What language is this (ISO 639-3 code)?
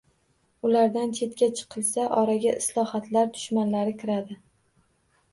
uzb